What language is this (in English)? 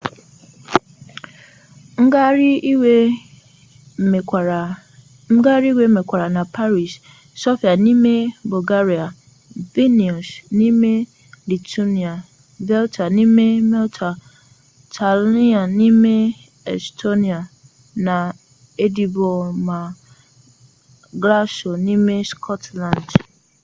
Igbo